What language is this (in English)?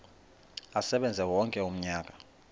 Xhosa